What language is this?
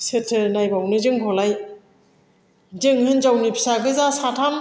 Bodo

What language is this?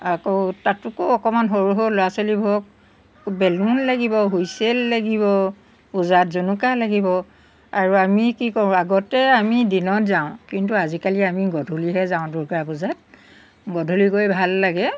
Assamese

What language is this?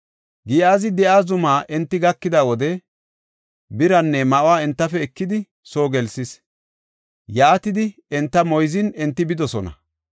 Gofa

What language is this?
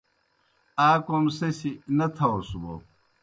Kohistani Shina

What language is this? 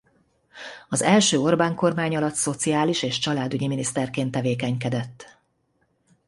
Hungarian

